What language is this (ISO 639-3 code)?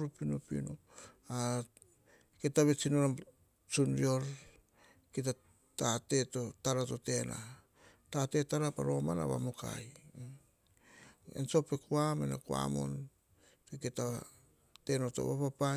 hah